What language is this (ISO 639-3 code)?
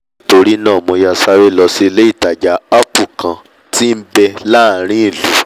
yor